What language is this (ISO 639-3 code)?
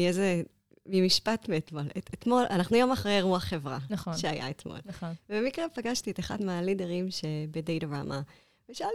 heb